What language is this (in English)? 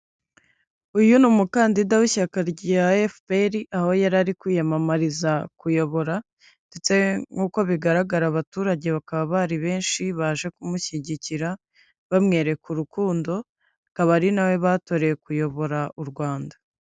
Kinyarwanda